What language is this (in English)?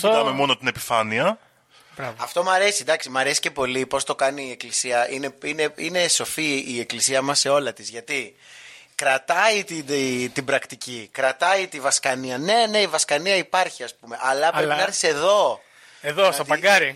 Greek